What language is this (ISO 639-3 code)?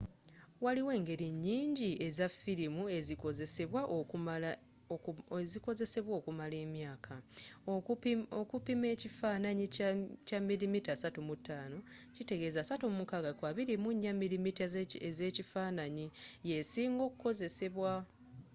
lug